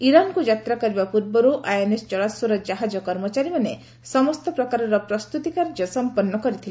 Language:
Odia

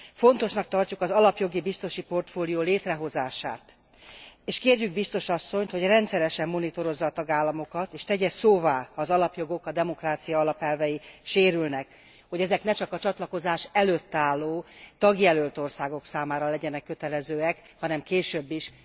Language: Hungarian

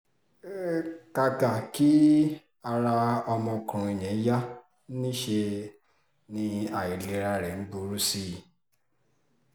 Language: Yoruba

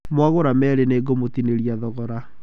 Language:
Kikuyu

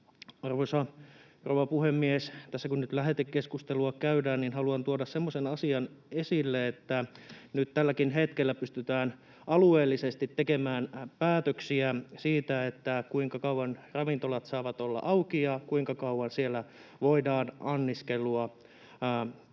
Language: Finnish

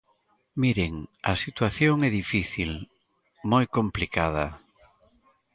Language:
Galician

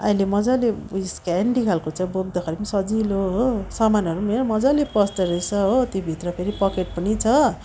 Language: Nepali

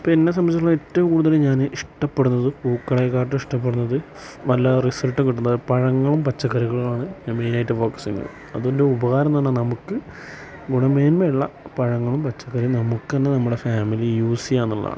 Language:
Malayalam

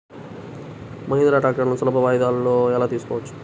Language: Telugu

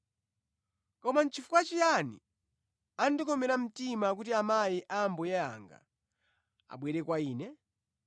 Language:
Nyanja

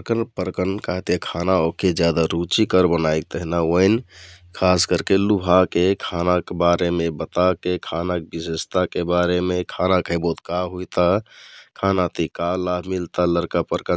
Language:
Kathoriya Tharu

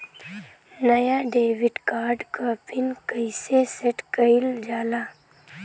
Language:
Bhojpuri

